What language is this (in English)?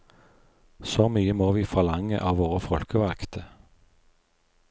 Norwegian